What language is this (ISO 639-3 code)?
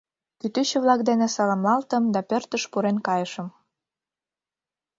chm